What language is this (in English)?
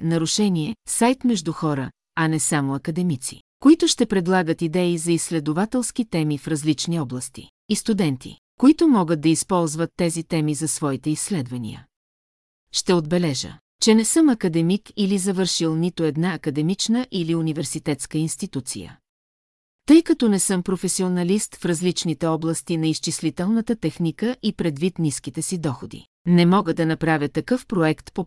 Bulgarian